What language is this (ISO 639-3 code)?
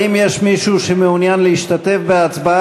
heb